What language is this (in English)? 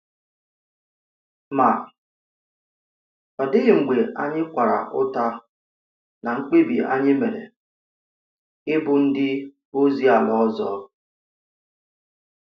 Igbo